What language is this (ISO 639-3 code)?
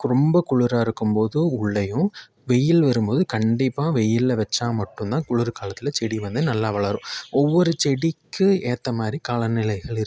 tam